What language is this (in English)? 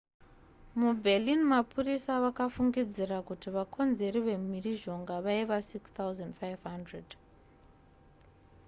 Shona